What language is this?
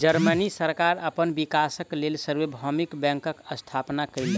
Maithili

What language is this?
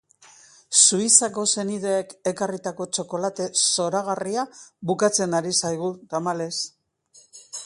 Basque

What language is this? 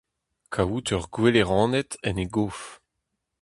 Breton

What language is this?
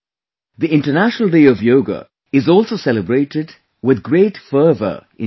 English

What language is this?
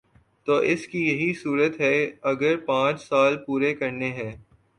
Urdu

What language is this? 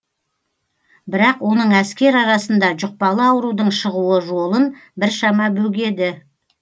Kazakh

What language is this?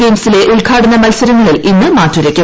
Malayalam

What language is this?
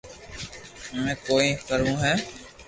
Loarki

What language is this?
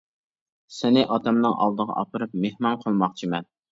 Uyghur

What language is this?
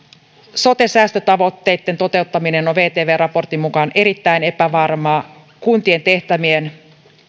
Finnish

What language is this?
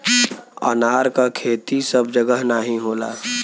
Bhojpuri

